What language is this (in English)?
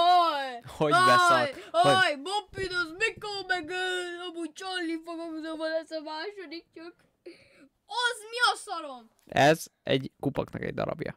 Hungarian